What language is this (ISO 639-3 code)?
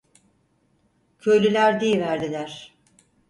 tur